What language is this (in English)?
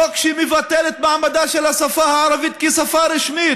Hebrew